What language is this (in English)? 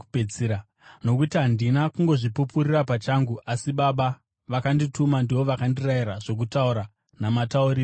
Shona